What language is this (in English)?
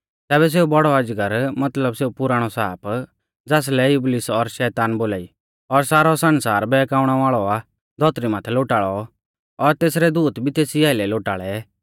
Mahasu Pahari